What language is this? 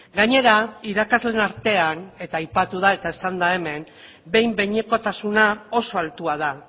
Basque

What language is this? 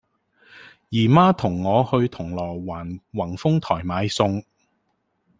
Cantonese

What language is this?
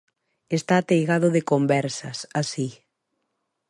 Galician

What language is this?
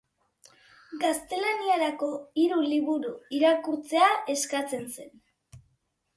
Basque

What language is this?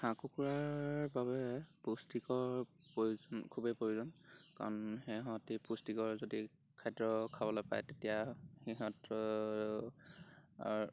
Assamese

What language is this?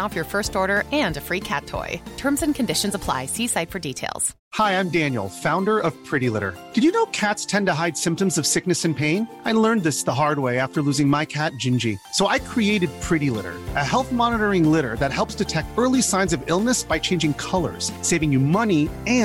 Urdu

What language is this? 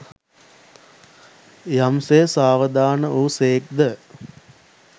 Sinhala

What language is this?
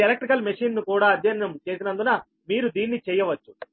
Telugu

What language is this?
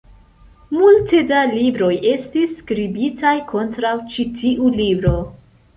Esperanto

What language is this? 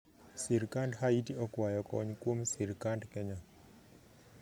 Luo (Kenya and Tanzania)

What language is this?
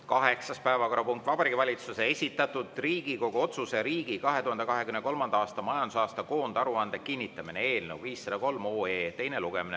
Estonian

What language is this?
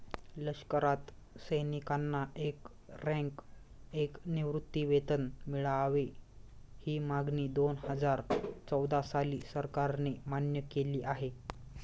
Marathi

